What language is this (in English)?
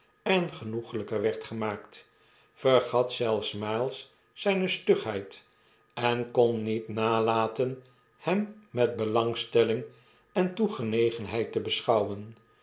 Dutch